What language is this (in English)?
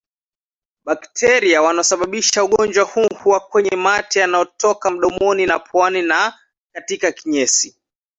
Swahili